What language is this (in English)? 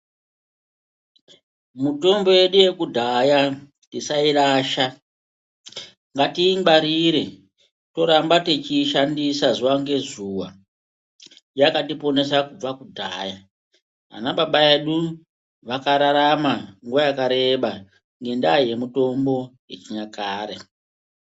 Ndau